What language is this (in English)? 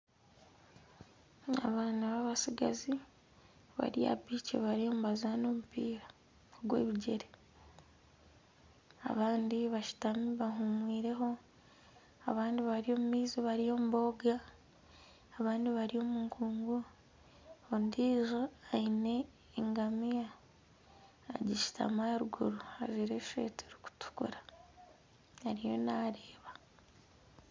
Nyankole